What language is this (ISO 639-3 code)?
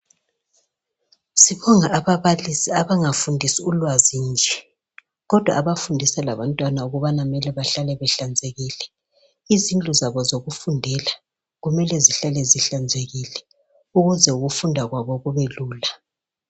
nde